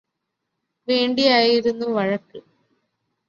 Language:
Malayalam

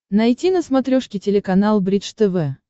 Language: Russian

